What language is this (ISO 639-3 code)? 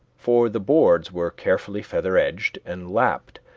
eng